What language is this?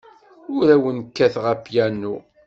Kabyle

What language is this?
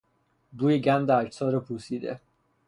Persian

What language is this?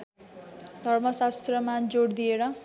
Nepali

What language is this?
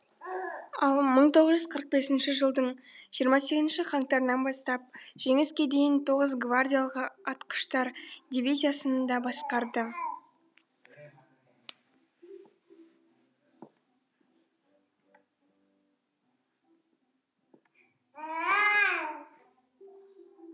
Kazakh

